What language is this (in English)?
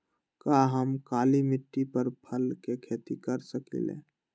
Magahi